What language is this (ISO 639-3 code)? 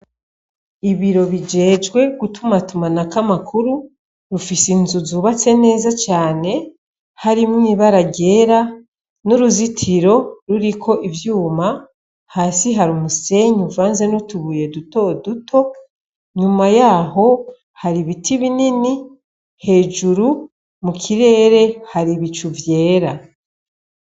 run